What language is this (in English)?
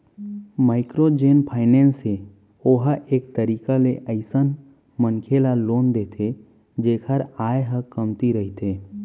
Chhattisgarhi